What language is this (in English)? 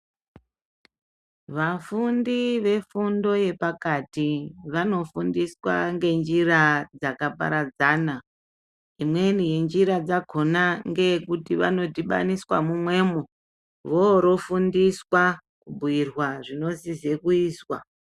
Ndau